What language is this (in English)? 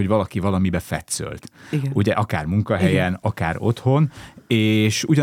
Hungarian